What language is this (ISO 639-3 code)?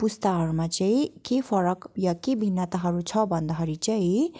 nep